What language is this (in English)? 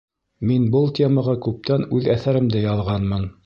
Bashkir